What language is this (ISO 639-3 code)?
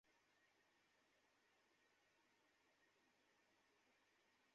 ben